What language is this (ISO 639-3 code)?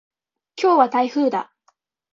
jpn